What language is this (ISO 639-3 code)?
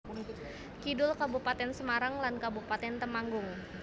jav